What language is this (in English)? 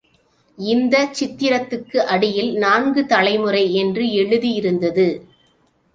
Tamil